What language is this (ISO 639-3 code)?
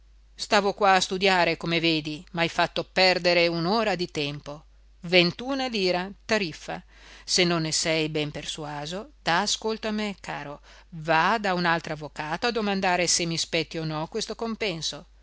ita